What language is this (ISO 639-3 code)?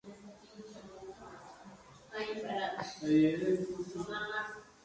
spa